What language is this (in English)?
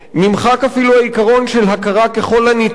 Hebrew